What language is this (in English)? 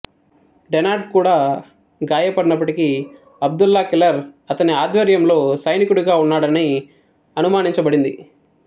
Telugu